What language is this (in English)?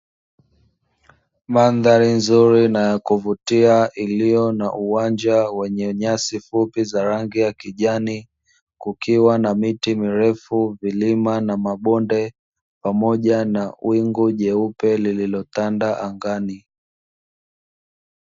Swahili